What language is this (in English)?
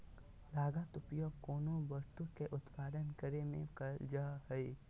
Magahi